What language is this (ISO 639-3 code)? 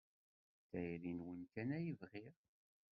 kab